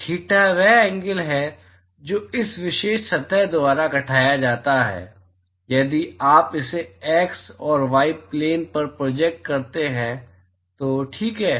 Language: Hindi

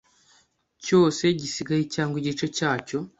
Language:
Kinyarwanda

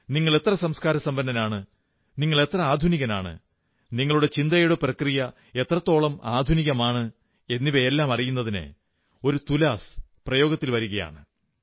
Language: Malayalam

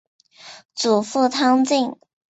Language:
Chinese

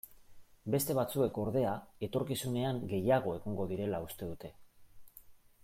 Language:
Basque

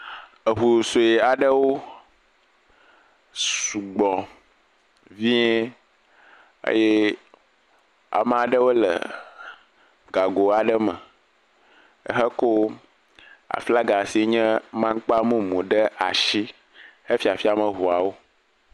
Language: Ewe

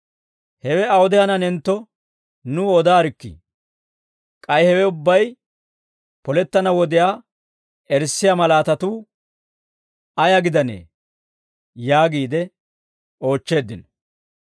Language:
Dawro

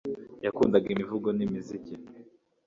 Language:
Kinyarwanda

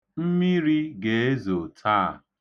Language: Igbo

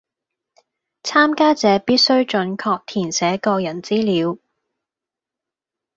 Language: Cantonese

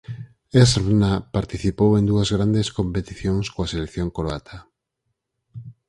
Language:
Galician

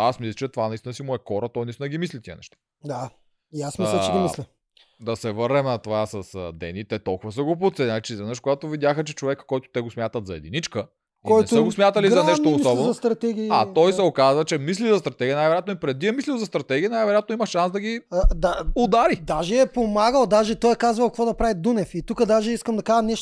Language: Bulgarian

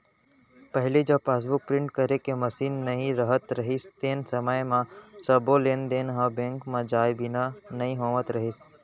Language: Chhattisgarhi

